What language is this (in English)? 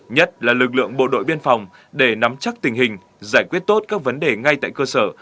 Vietnamese